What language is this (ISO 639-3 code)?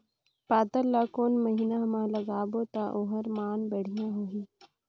hne